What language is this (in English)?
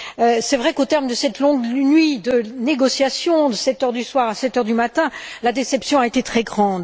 French